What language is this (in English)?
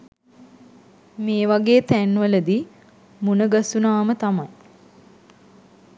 Sinhala